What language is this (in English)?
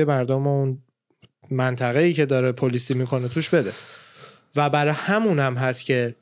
Persian